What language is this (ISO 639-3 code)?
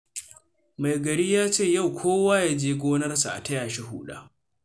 hau